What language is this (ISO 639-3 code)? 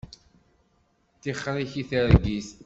kab